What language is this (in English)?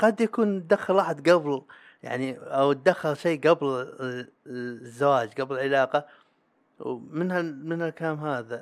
Arabic